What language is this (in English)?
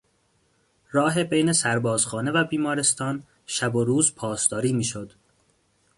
Persian